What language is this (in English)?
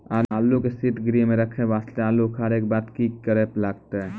Maithili